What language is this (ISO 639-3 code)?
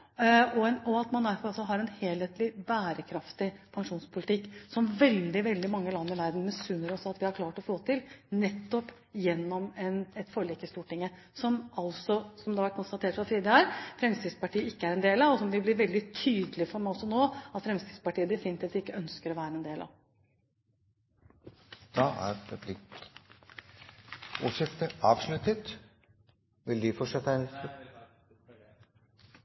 nob